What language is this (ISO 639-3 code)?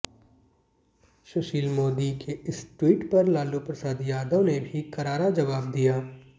hin